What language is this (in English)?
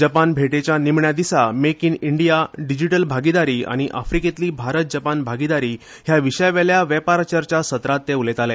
Konkani